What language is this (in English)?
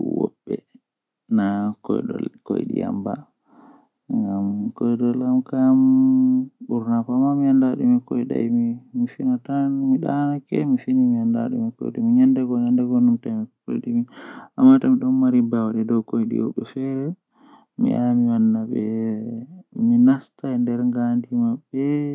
Western Niger Fulfulde